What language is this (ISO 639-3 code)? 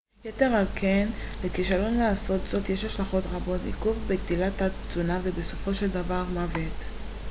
heb